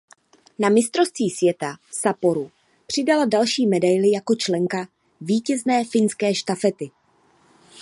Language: Czech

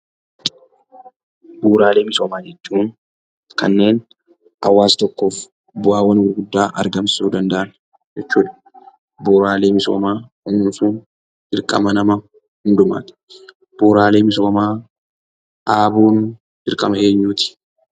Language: Oromo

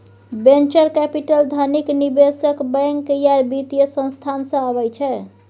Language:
Maithili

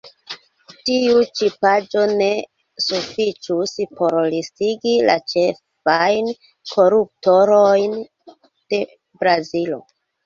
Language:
Esperanto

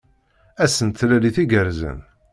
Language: Kabyle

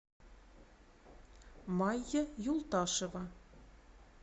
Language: Russian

